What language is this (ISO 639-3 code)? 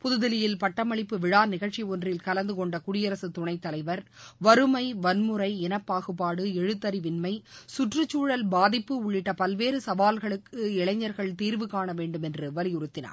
tam